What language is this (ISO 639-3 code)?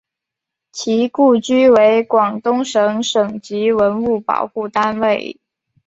zho